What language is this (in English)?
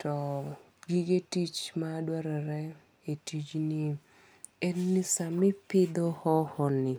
Luo (Kenya and Tanzania)